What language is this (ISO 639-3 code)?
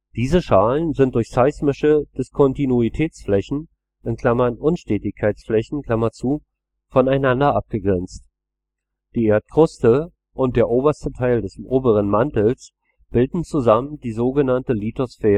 deu